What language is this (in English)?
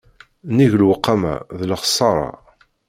Kabyle